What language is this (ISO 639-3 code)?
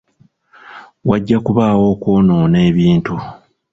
lug